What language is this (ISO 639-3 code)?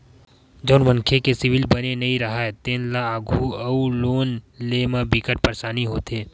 hne